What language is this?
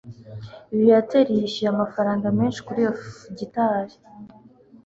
Kinyarwanda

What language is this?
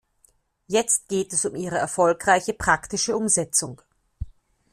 German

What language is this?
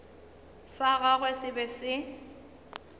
Northern Sotho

